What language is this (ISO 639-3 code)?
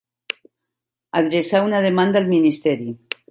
cat